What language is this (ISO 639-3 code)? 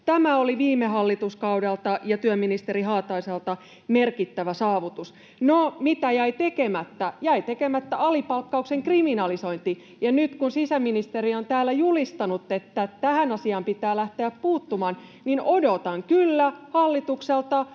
fin